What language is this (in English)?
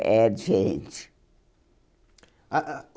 Portuguese